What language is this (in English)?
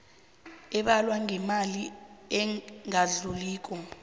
South Ndebele